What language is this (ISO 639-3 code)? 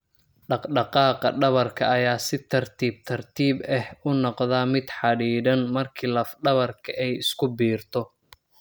som